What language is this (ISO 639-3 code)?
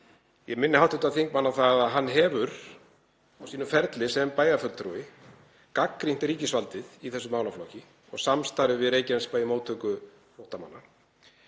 isl